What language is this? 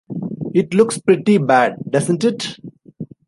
English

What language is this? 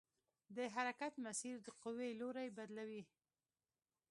Pashto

